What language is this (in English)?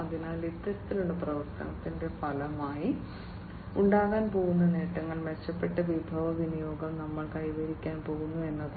Malayalam